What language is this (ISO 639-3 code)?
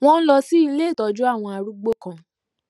yor